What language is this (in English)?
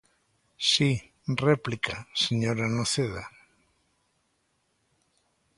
Galician